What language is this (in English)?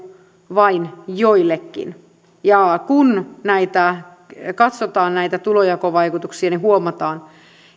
Finnish